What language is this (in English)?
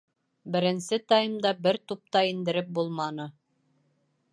Bashkir